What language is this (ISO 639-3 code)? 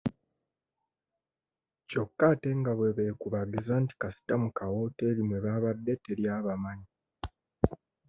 lug